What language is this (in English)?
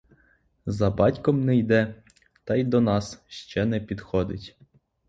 Ukrainian